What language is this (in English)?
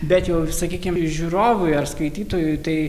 Lithuanian